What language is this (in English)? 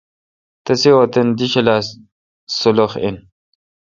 Kalkoti